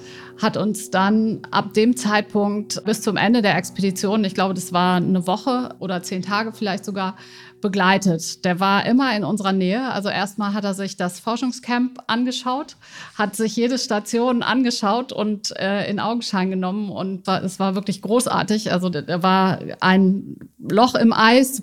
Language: German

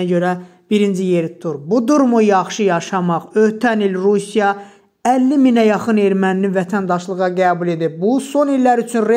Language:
Turkish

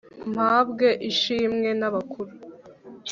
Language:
Kinyarwanda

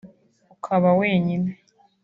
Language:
Kinyarwanda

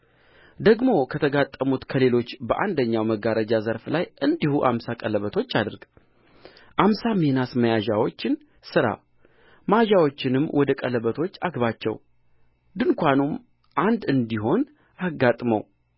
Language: Amharic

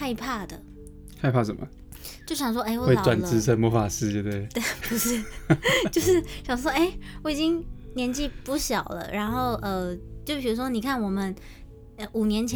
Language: Chinese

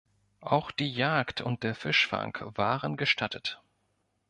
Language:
German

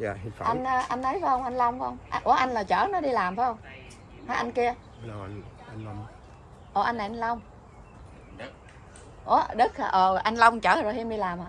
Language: Vietnamese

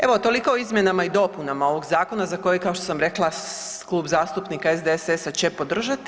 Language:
Croatian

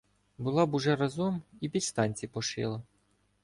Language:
Ukrainian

